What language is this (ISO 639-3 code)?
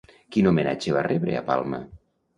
cat